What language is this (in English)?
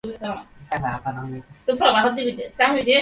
Bangla